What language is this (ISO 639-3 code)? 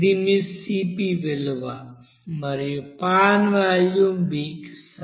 tel